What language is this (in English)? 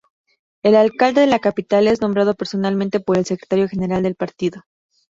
Spanish